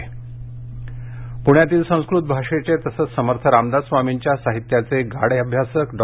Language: Marathi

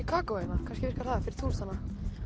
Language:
Icelandic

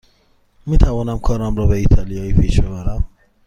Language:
Persian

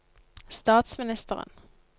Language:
Norwegian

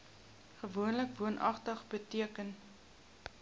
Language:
Afrikaans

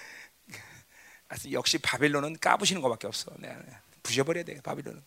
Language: Korean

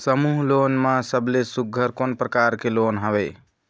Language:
Chhattisgarhi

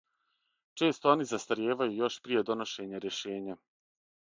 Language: Serbian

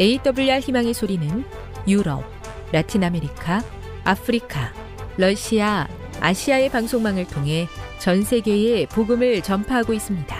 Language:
Korean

